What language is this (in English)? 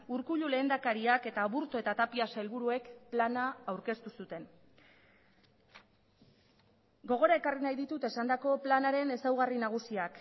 Basque